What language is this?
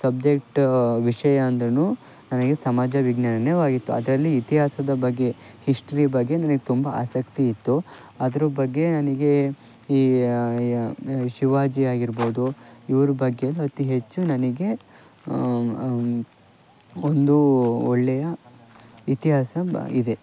Kannada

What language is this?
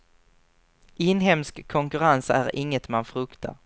Swedish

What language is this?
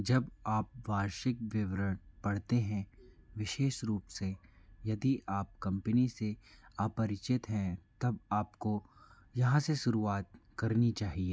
Hindi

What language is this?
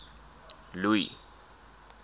Afrikaans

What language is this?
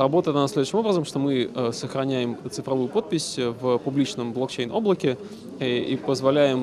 Russian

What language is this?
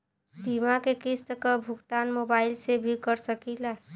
Bhojpuri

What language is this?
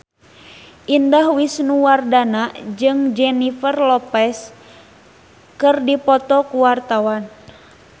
Sundanese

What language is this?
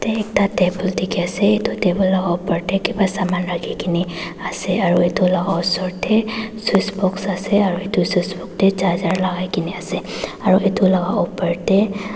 Naga Pidgin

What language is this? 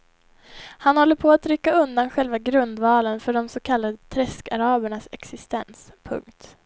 Swedish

